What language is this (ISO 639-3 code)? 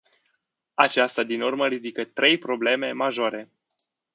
ron